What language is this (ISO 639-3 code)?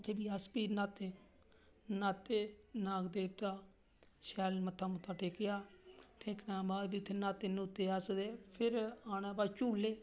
doi